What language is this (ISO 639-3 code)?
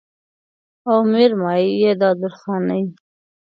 pus